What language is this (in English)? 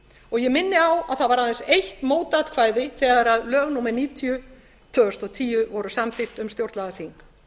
Icelandic